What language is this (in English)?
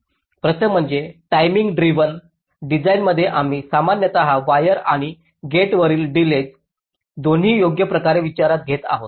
Marathi